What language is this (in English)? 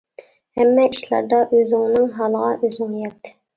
Uyghur